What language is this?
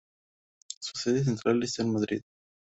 Spanish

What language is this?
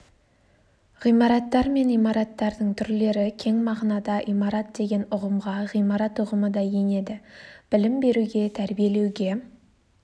Kazakh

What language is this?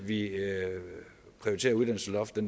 Danish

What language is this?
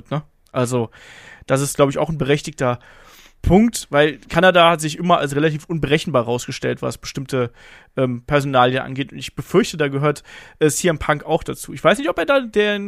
German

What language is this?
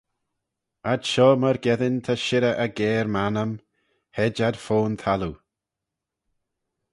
Manx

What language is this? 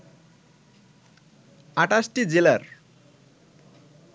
Bangla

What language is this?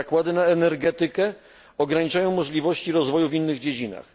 Polish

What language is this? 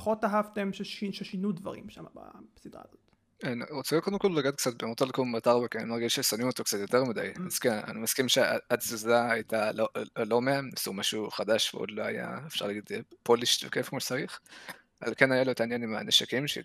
Hebrew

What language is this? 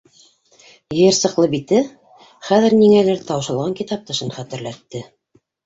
Bashkir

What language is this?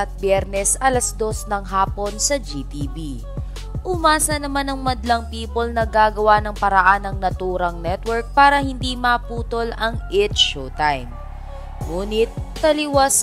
Filipino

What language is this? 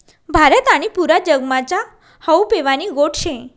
Marathi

